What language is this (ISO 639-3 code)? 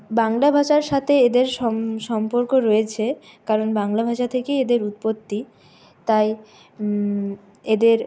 ben